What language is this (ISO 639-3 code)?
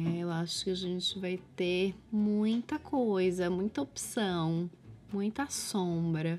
por